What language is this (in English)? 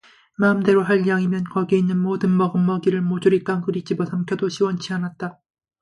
Korean